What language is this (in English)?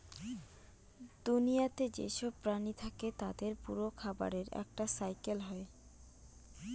Bangla